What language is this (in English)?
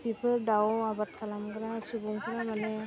Bodo